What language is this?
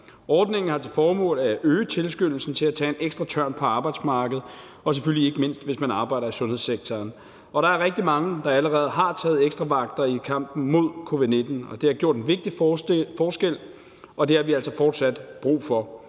Danish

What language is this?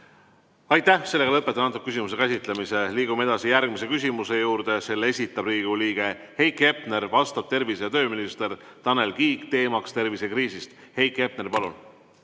Estonian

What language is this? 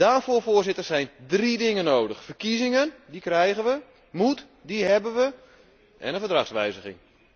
Dutch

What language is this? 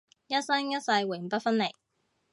Cantonese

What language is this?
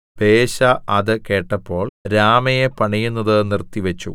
Malayalam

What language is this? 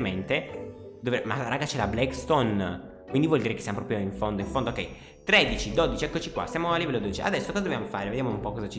Italian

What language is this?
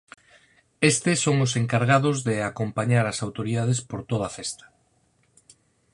Galician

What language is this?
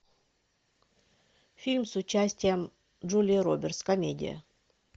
Russian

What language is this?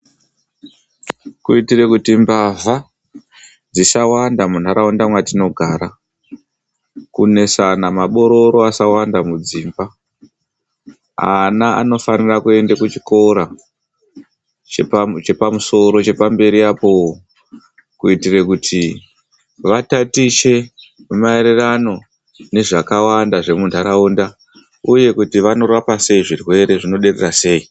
Ndau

